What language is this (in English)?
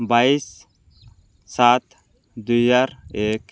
Odia